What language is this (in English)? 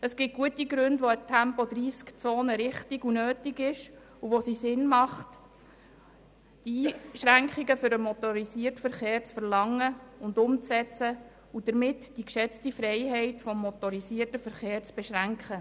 Swiss German